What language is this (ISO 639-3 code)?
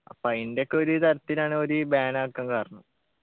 mal